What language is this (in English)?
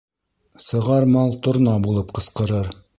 Bashkir